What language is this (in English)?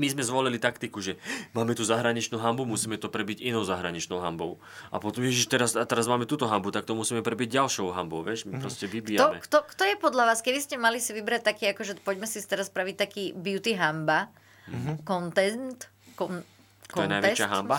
Slovak